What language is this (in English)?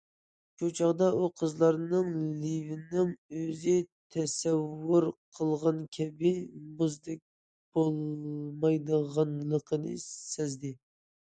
Uyghur